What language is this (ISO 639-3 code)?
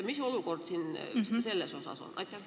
est